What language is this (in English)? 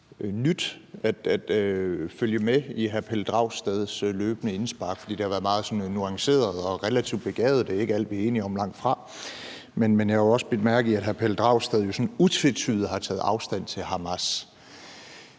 Danish